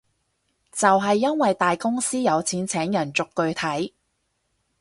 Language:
Cantonese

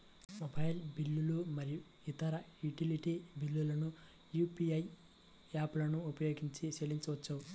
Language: Telugu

